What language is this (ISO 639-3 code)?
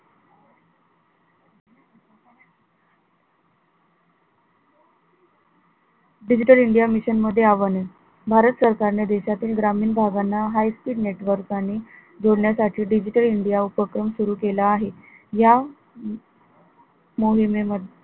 mar